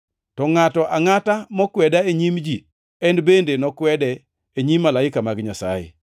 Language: Luo (Kenya and Tanzania)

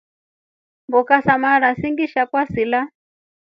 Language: Rombo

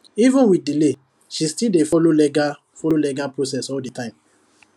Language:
Nigerian Pidgin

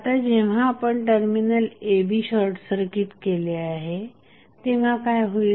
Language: Marathi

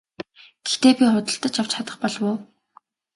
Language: Mongolian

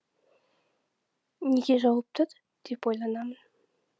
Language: Kazakh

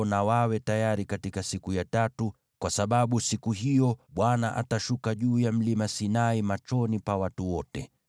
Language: Swahili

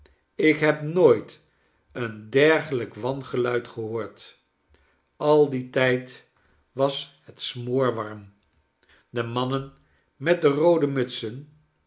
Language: Dutch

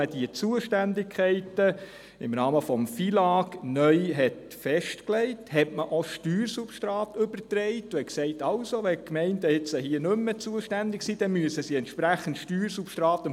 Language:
Swiss German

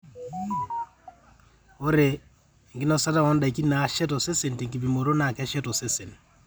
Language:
Masai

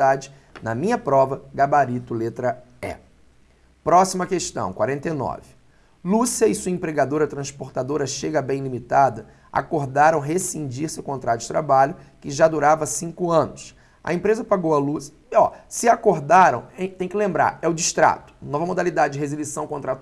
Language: Portuguese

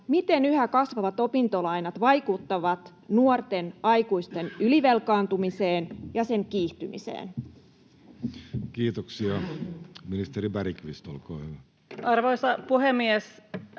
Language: Finnish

